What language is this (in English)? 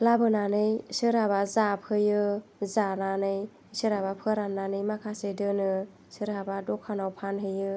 Bodo